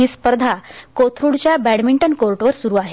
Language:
Marathi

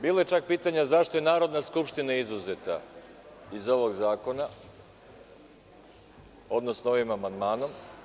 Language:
Serbian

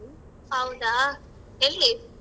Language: Kannada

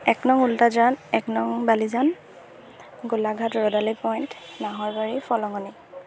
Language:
Assamese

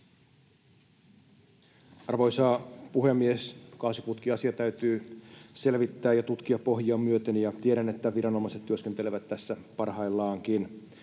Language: Finnish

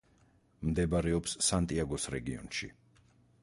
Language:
Georgian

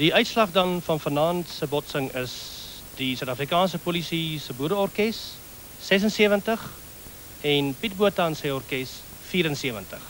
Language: Dutch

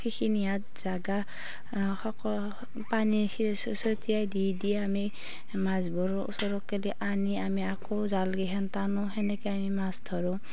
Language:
Assamese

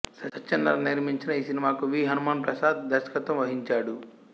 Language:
Telugu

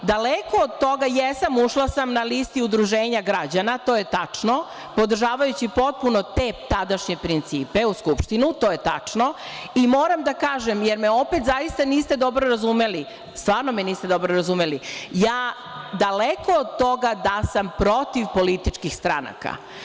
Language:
Serbian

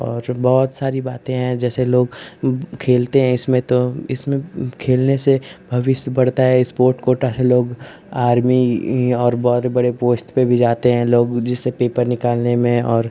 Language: Hindi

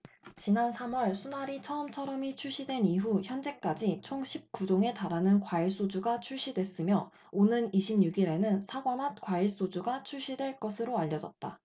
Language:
Korean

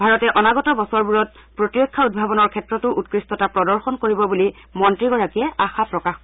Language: Assamese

